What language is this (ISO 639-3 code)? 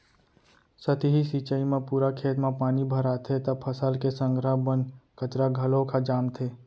hne